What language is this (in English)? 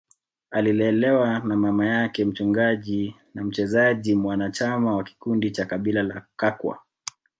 Swahili